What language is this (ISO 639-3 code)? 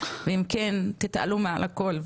heb